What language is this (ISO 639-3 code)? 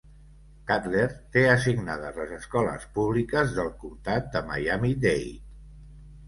cat